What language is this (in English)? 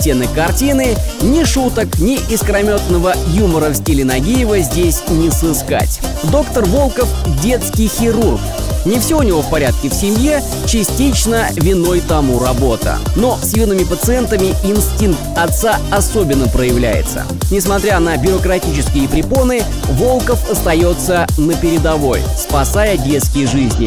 Russian